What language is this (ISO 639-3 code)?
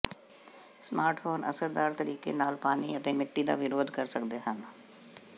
pan